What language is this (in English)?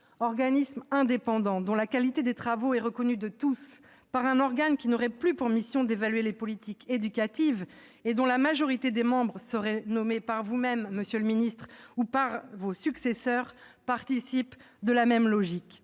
French